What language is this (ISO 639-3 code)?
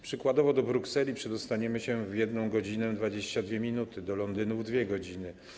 pol